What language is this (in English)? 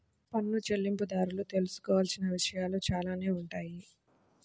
Telugu